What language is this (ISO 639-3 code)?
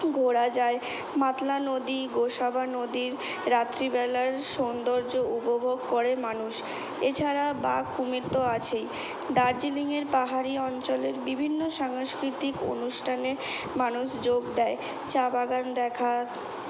ben